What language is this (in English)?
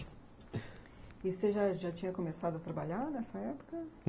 Portuguese